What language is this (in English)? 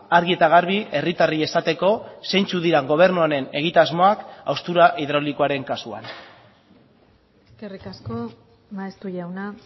Basque